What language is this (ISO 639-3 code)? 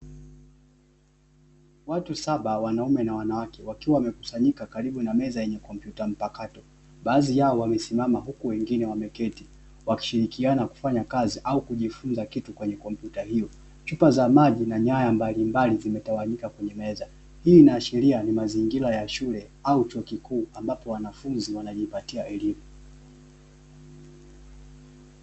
swa